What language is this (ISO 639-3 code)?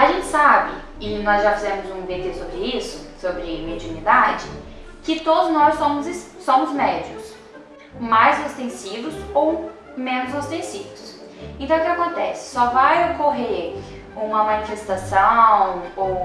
por